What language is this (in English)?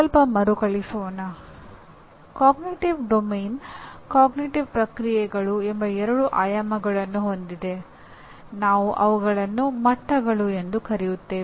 Kannada